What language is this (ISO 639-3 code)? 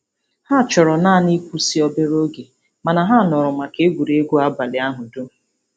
ibo